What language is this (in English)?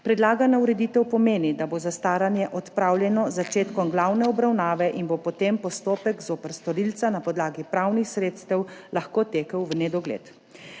Slovenian